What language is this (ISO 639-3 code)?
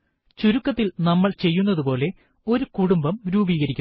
mal